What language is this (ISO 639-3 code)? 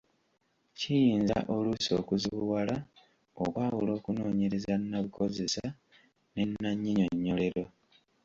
lug